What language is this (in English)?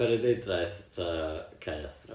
Welsh